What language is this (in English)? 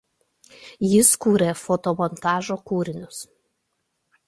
Lithuanian